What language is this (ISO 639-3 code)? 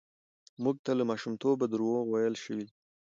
pus